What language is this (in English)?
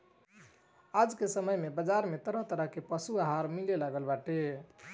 Bhojpuri